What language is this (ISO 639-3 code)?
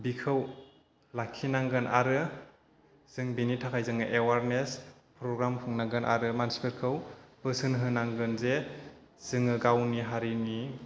brx